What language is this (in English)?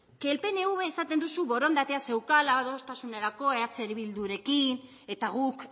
Basque